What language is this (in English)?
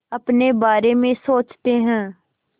Hindi